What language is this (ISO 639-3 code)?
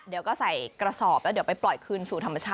tha